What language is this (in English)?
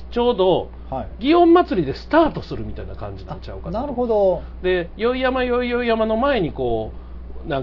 Japanese